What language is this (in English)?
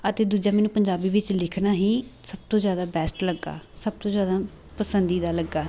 Punjabi